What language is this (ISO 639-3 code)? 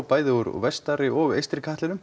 isl